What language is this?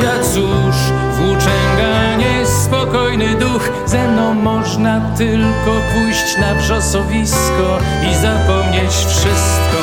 Polish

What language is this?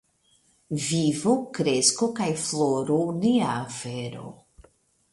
Esperanto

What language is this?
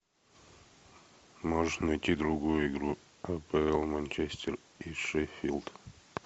Russian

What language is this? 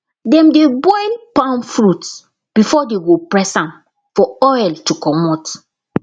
Nigerian Pidgin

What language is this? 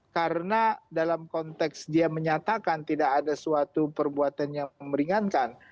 Indonesian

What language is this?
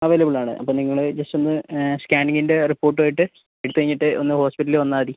Malayalam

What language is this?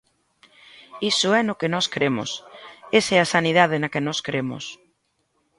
Galician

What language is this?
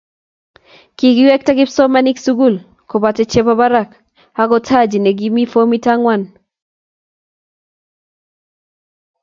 Kalenjin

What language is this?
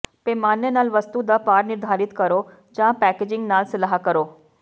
Punjabi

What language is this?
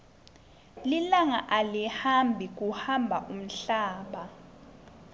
Swati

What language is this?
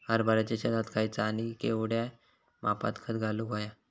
Marathi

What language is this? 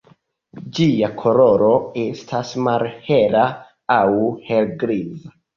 Esperanto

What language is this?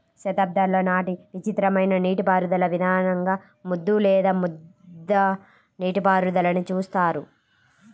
Telugu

